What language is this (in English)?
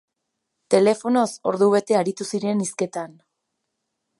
Basque